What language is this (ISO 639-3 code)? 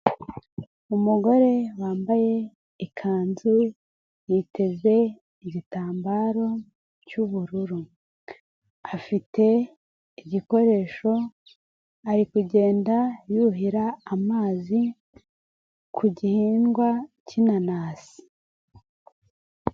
kin